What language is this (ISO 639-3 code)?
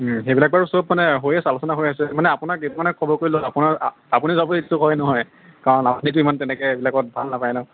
asm